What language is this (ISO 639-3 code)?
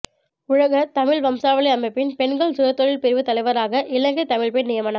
tam